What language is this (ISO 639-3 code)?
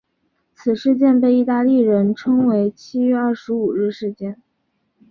zho